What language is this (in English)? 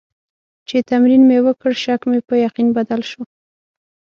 Pashto